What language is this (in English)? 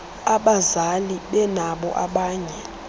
Xhosa